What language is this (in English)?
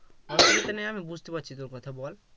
Bangla